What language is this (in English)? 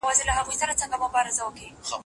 Pashto